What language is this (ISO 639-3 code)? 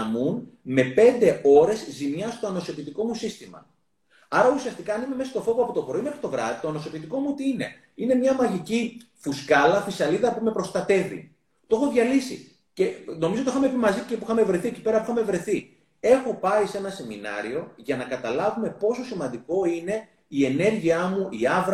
ell